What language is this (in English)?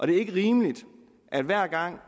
Danish